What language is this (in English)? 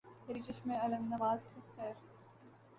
Urdu